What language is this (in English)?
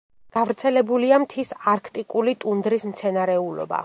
Georgian